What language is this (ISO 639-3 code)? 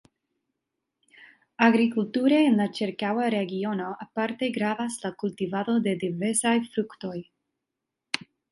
epo